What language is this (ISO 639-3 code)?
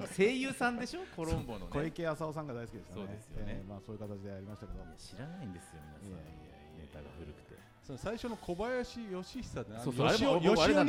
jpn